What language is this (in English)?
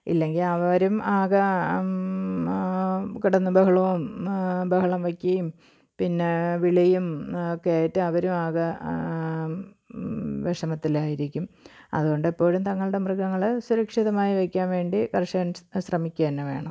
Malayalam